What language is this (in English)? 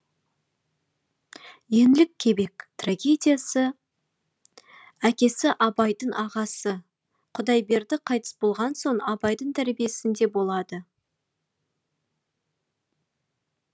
Kazakh